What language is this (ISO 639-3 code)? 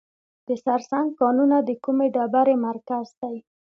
pus